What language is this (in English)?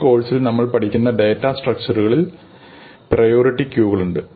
Malayalam